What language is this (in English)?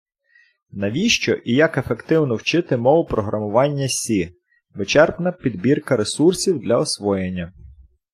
Ukrainian